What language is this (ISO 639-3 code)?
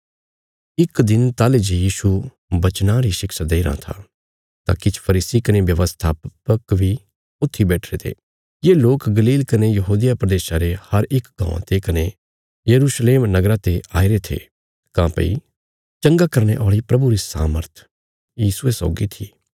kfs